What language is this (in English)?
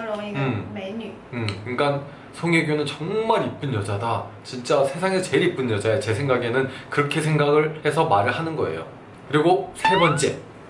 Korean